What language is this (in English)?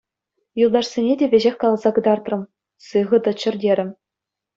Chuvash